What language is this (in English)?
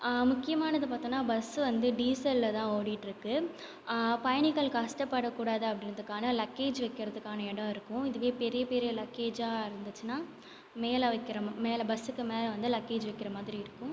Tamil